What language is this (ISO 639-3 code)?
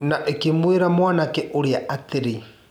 kik